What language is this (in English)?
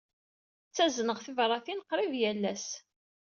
Kabyle